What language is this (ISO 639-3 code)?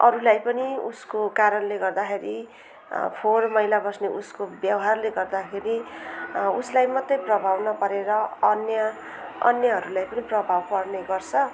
nep